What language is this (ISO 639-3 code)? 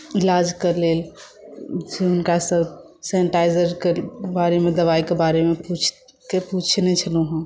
mai